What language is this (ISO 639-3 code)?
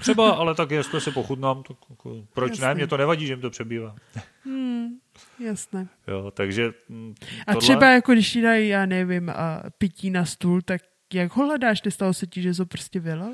ces